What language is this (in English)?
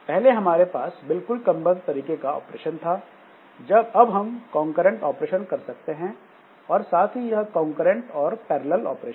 Hindi